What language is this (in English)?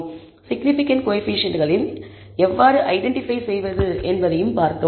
Tamil